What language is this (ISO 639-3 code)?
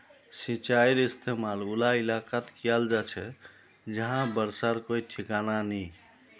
mag